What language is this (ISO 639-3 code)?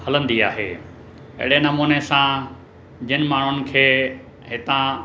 snd